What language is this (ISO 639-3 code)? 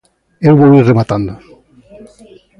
glg